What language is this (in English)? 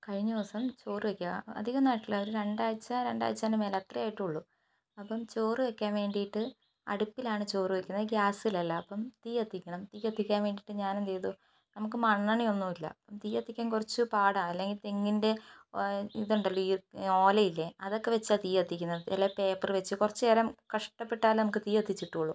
Malayalam